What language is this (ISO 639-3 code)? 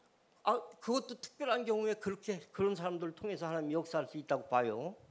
kor